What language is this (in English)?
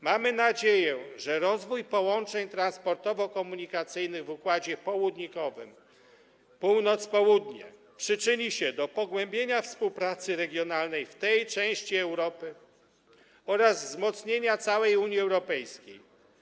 Polish